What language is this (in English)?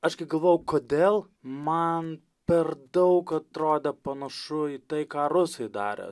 Lithuanian